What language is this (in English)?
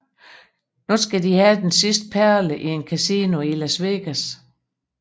Danish